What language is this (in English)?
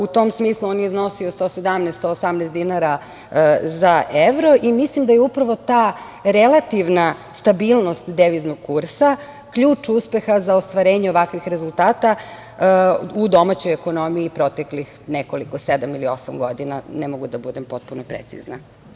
Serbian